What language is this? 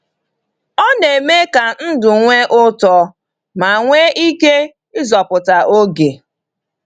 Igbo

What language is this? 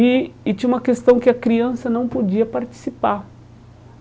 Portuguese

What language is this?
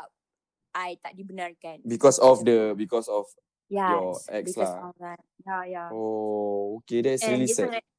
Malay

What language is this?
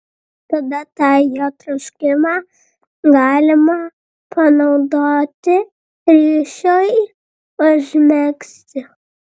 Lithuanian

